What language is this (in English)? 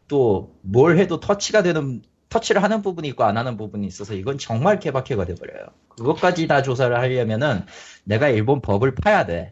Korean